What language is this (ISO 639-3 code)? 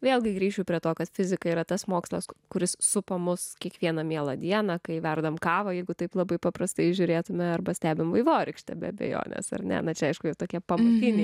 lit